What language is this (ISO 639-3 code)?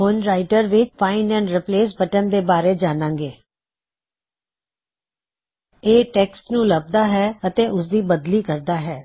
pan